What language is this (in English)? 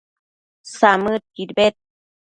Matsés